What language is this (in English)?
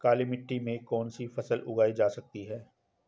Hindi